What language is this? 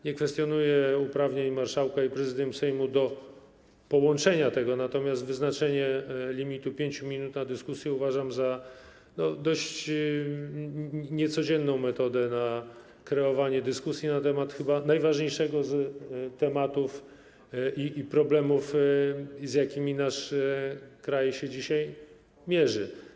Polish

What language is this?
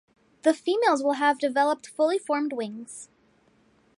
English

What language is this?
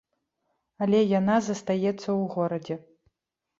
Belarusian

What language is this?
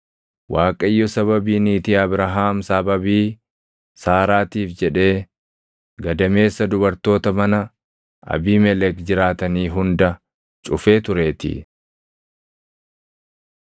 Oromo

